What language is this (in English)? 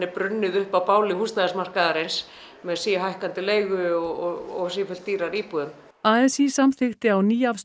Icelandic